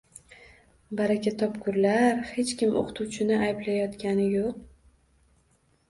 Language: Uzbek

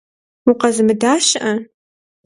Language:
Kabardian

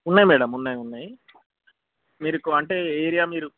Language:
Telugu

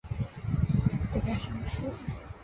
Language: Chinese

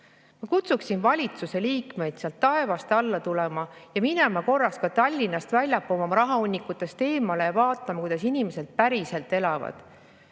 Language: Estonian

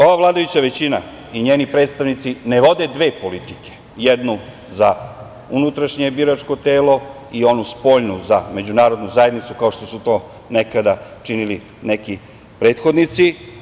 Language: Serbian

